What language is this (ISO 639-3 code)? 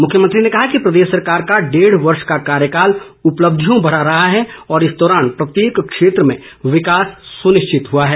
hin